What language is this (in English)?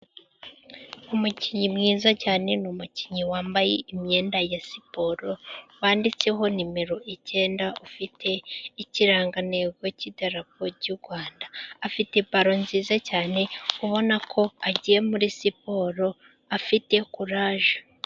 Kinyarwanda